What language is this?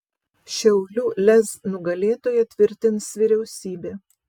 Lithuanian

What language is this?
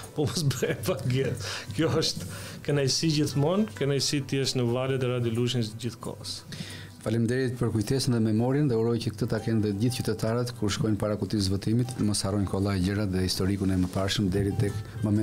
Romanian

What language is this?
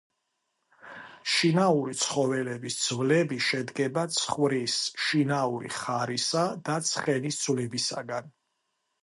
Georgian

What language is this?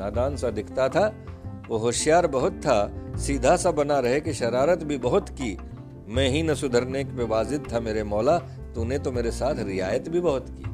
Hindi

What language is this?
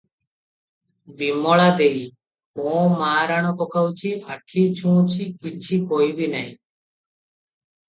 Odia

